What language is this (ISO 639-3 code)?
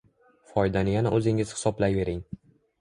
uzb